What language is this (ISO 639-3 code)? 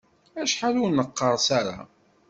kab